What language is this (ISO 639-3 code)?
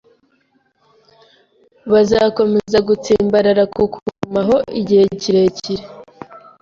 kin